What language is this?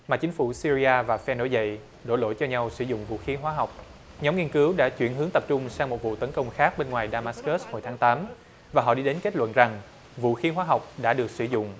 Vietnamese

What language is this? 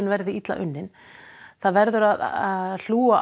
Icelandic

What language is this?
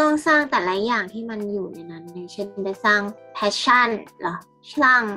Thai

